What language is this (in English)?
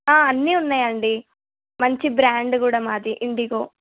Telugu